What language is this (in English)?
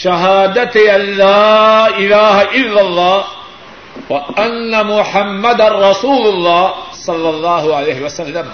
Urdu